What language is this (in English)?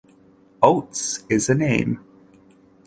English